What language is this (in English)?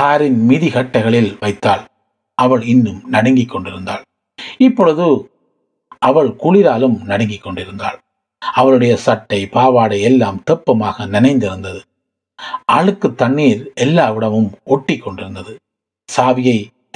Tamil